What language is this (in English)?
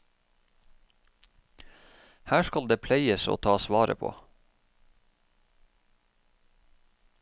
Norwegian